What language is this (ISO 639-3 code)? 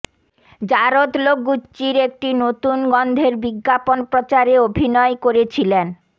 ben